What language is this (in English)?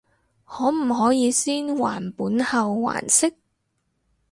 Cantonese